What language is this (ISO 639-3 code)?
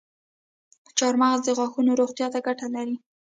pus